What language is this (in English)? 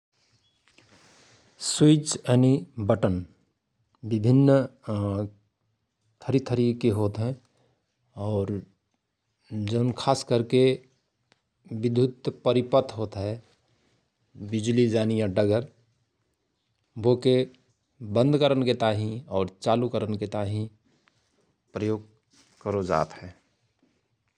Rana Tharu